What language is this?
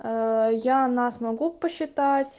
Russian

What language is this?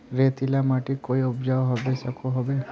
Magahi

